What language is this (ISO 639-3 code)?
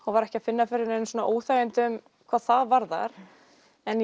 isl